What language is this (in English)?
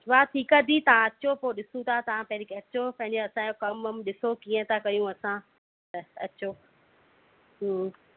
Sindhi